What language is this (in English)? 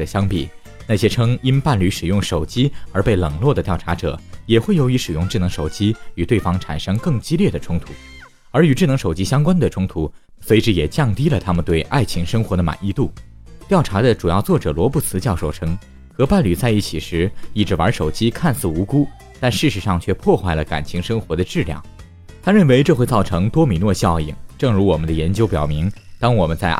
Chinese